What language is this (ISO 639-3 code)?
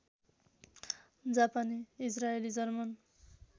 nep